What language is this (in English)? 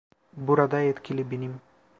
Turkish